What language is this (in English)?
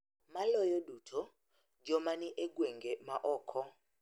Luo (Kenya and Tanzania)